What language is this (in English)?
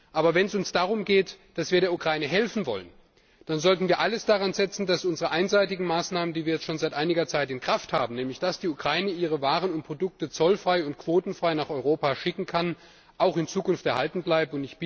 German